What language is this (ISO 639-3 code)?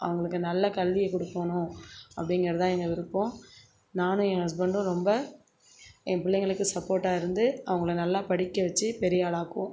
tam